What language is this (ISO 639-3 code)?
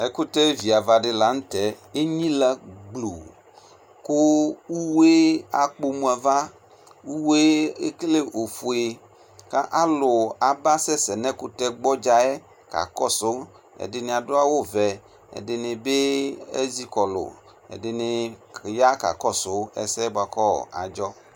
kpo